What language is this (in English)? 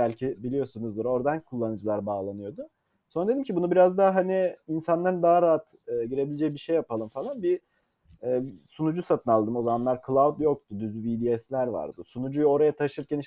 Turkish